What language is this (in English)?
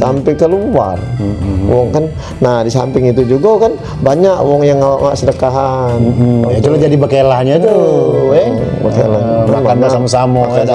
Indonesian